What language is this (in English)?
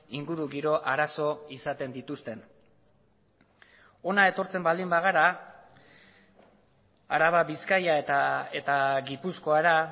Basque